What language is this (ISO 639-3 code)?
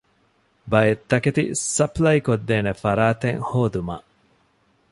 div